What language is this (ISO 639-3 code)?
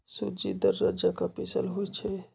mag